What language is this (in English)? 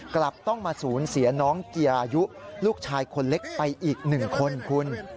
Thai